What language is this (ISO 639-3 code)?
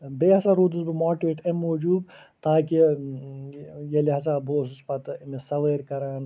kas